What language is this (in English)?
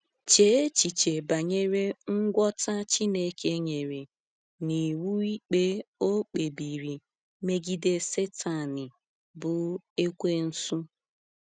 Igbo